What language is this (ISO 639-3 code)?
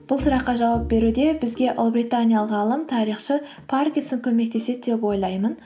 kaz